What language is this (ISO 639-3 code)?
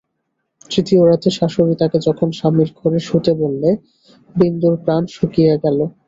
ben